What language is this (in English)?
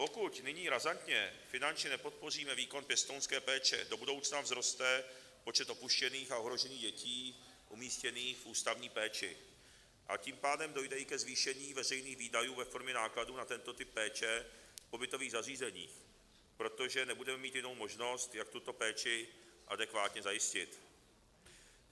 Czech